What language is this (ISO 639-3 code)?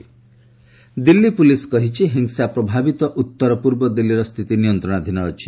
ori